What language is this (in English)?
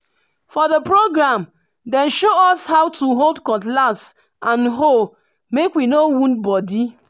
Nigerian Pidgin